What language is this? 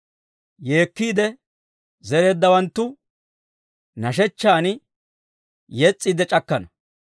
Dawro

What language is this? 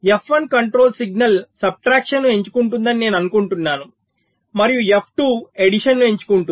Telugu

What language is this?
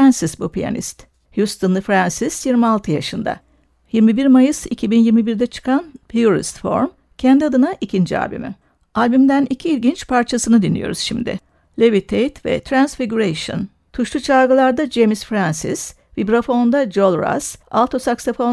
Turkish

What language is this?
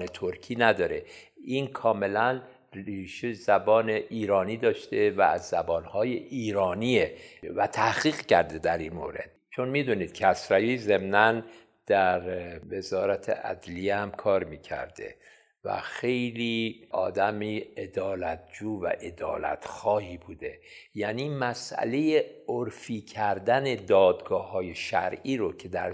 Persian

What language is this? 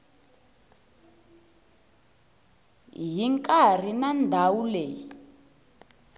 Tsonga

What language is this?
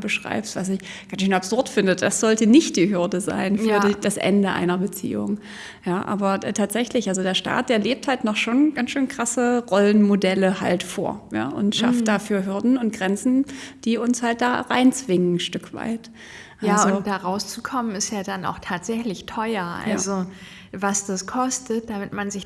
German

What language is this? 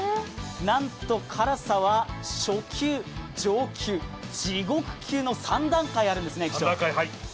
Japanese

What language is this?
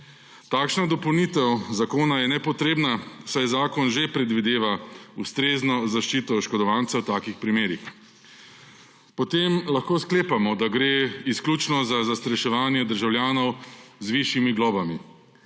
Slovenian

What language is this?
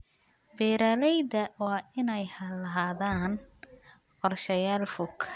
Somali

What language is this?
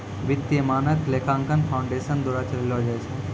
Maithili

